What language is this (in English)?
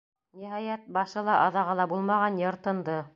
Bashkir